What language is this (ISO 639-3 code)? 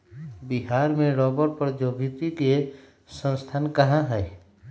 mag